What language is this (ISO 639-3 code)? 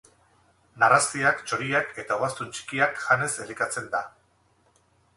eus